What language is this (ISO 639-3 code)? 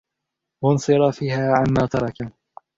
ara